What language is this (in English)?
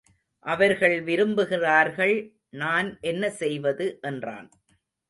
Tamil